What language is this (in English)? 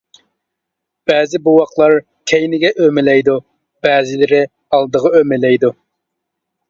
Uyghur